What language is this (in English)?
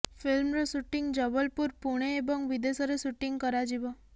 Odia